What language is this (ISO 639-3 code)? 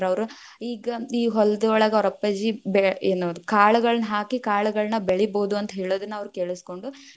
kan